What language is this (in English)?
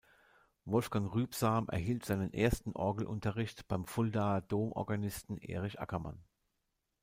German